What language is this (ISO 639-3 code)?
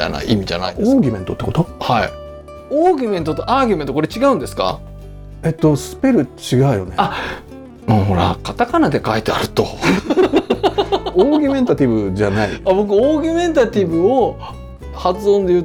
jpn